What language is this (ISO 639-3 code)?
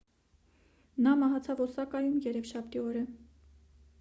hye